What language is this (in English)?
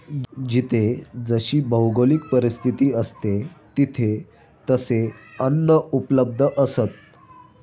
Marathi